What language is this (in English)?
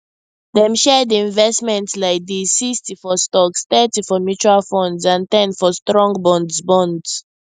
Nigerian Pidgin